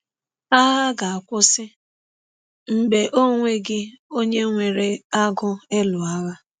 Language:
Igbo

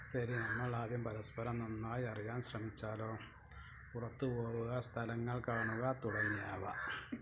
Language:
Malayalam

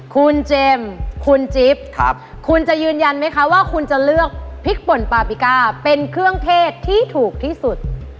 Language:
Thai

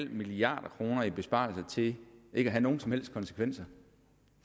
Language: Danish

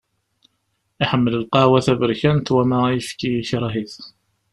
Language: Kabyle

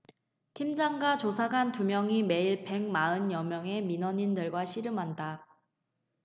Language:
Korean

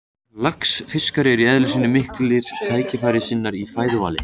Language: Icelandic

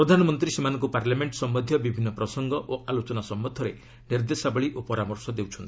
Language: Odia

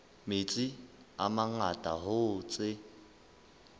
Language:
Southern Sotho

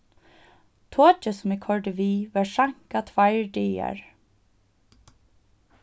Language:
Faroese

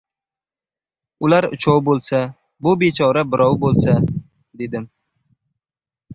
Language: Uzbek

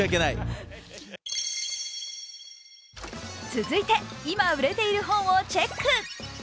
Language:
Japanese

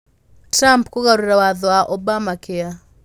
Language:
Kikuyu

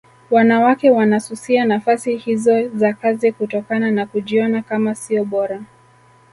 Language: Swahili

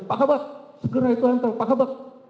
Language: Indonesian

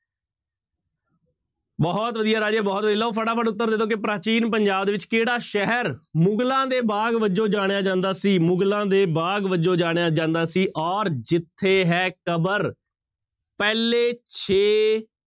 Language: Punjabi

